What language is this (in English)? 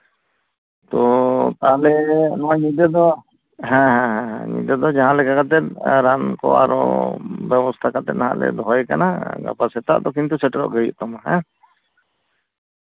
Santali